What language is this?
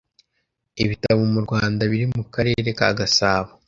Kinyarwanda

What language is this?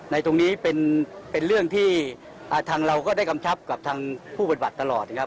Thai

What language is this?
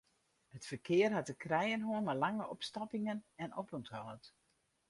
Western Frisian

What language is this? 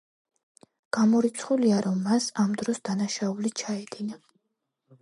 Georgian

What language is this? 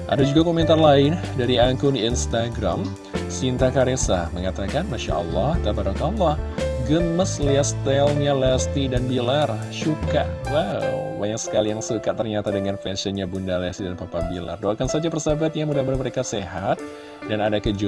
Indonesian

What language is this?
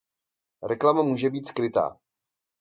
Czech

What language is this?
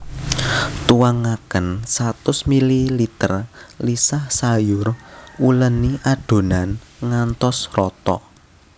Javanese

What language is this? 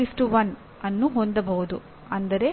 Kannada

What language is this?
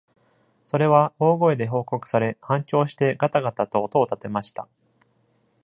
Japanese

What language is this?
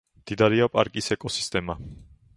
Georgian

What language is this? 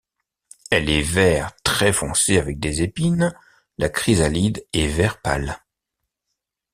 French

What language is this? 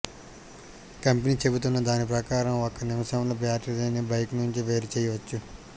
Telugu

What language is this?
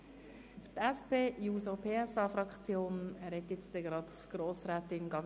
Swiss German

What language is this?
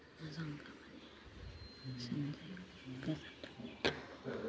Bodo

